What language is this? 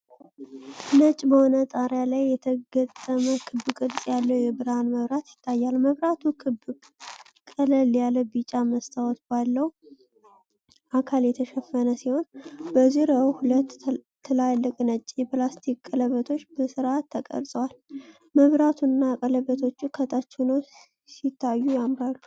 Amharic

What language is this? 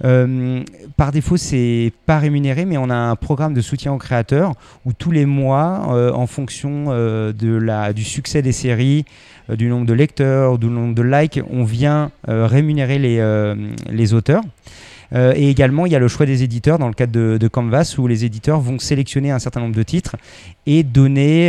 French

